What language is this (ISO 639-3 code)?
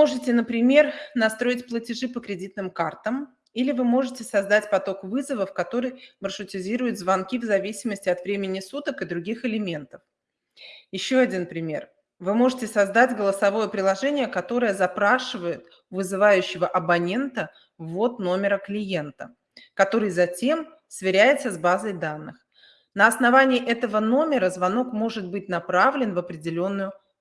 rus